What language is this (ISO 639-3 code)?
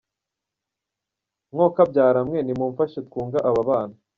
kin